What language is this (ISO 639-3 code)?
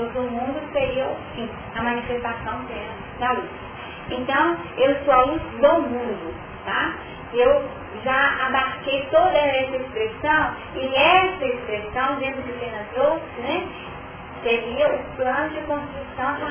por